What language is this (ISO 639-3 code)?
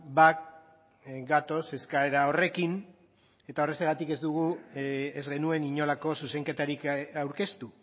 eus